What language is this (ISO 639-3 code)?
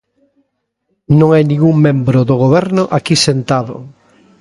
glg